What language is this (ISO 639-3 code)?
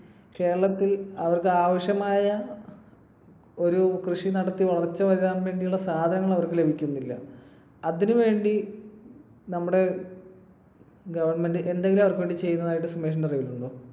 mal